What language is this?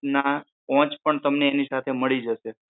Gujarati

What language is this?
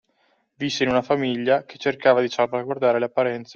Italian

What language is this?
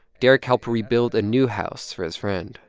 English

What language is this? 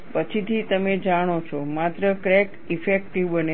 Gujarati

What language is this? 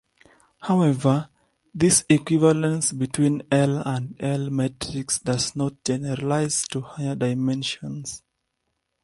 English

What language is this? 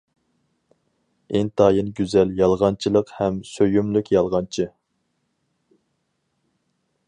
Uyghur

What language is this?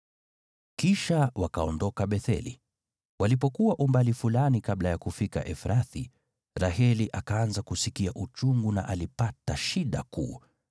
Swahili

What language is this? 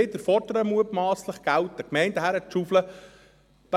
Swiss German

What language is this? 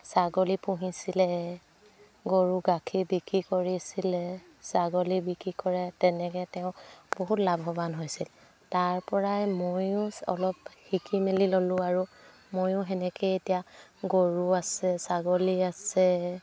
Assamese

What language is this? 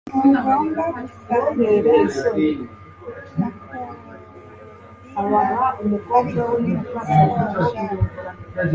Kinyarwanda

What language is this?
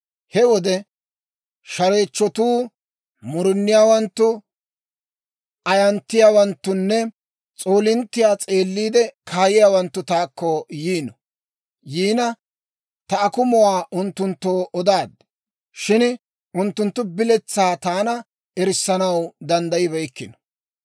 Dawro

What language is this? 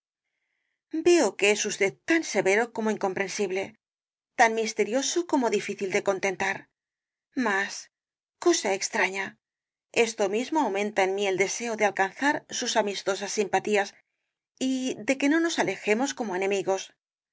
Spanish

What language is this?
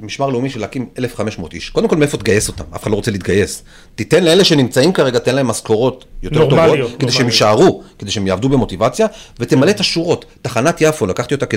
Hebrew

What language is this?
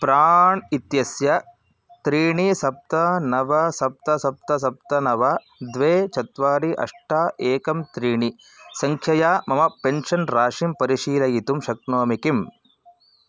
Sanskrit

